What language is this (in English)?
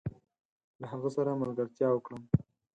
Pashto